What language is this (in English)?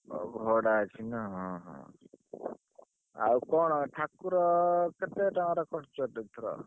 Odia